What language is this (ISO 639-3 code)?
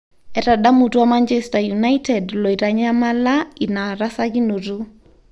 mas